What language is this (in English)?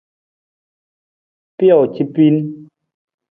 Nawdm